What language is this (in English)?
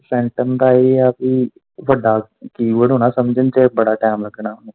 Punjabi